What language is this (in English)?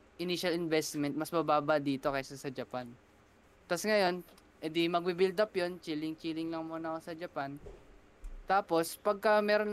Filipino